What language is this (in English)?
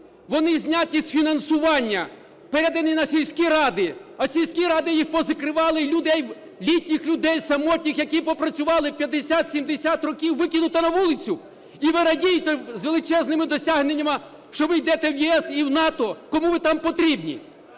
Ukrainian